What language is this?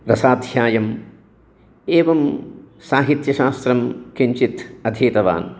Sanskrit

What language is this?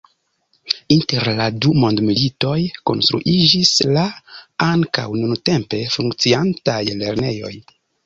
Esperanto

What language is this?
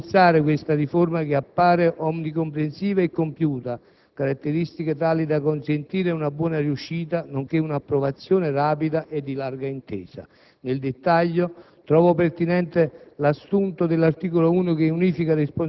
Italian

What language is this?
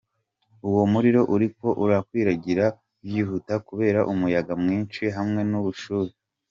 Kinyarwanda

